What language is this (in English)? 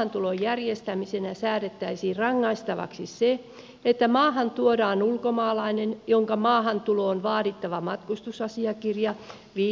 Finnish